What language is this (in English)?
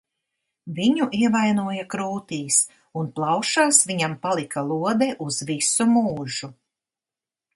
Latvian